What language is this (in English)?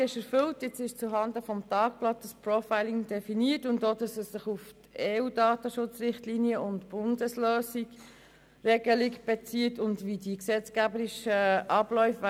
Swiss German